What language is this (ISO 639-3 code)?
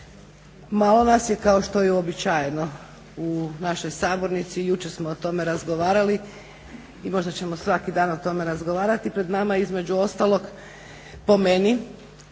hrv